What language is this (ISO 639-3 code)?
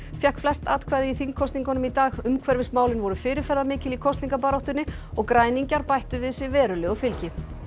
isl